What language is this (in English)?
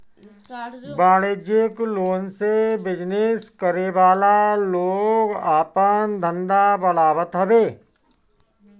Bhojpuri